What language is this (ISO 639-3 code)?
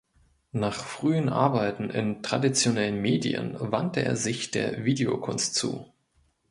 deu